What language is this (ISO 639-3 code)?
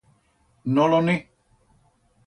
arg